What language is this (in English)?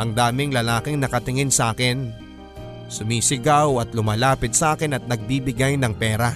Filipino